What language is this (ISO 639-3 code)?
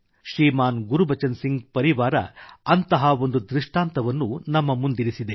kan